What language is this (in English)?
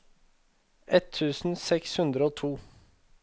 Norwegian